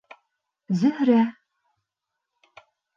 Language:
Bashkir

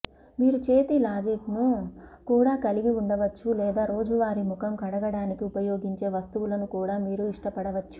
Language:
Telugu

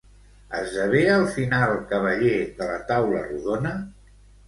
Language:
Catalan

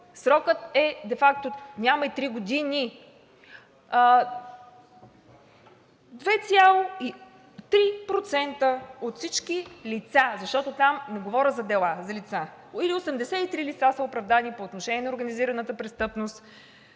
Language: Bulgarian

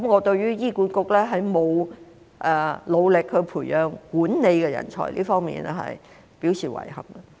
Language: Cantonese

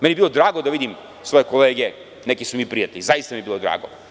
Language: Serbian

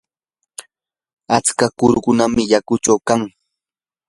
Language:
Yanahuanca Pasco Quechua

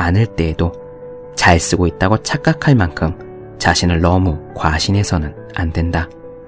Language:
Korean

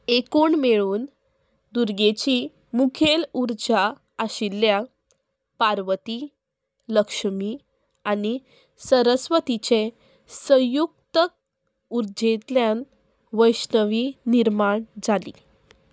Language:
Konkani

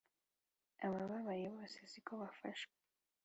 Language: Kinyarwanda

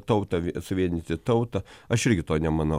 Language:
Lithuanian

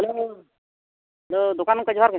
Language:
Santali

